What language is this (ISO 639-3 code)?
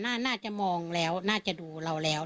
tha